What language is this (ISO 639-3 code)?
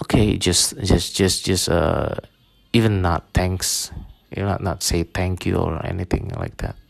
ind